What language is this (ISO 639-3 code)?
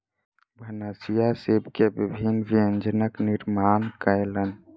mai